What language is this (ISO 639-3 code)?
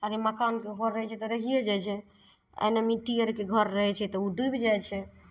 mai